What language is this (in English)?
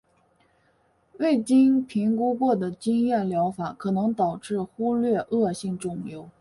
Chinese